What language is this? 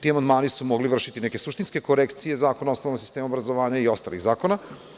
Serbian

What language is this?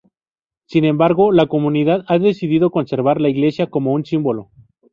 Spanish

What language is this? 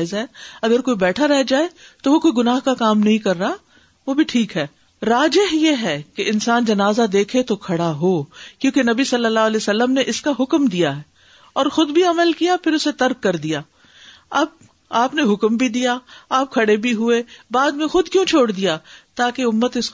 Urdu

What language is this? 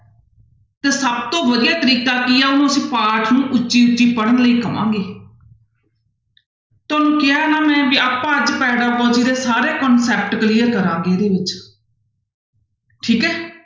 Punjabi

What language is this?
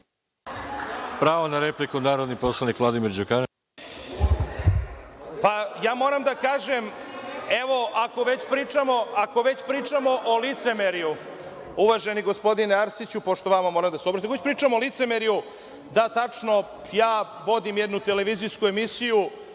Serbian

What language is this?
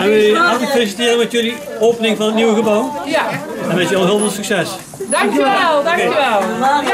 Dutch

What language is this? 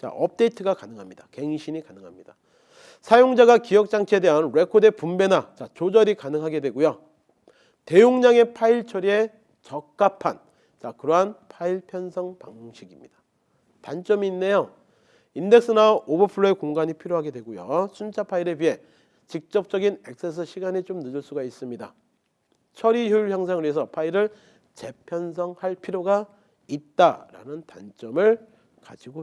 Korean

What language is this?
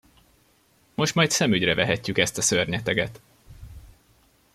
Hungarian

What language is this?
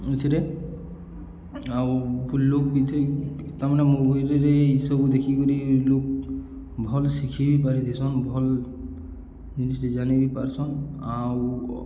Odia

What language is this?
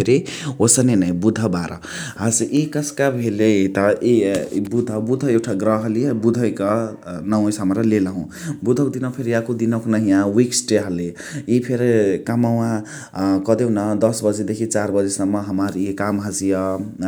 Chitwania Tharu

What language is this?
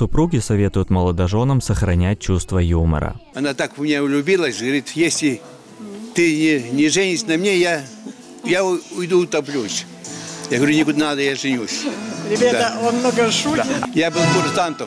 Russian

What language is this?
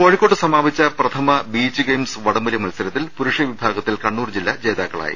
Malayalam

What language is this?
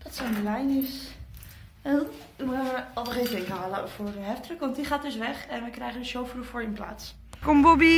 Dutch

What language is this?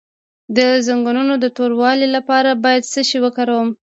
Pashto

